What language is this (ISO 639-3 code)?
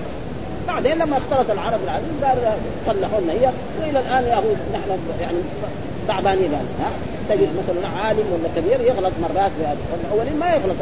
ara